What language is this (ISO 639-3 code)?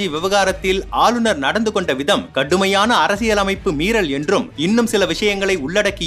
tam